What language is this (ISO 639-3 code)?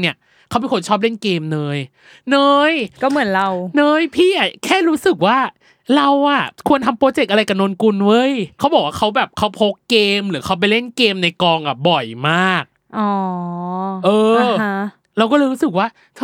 tha